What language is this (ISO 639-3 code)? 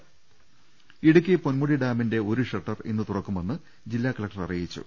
mal